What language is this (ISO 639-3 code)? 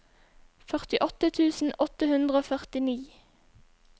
nor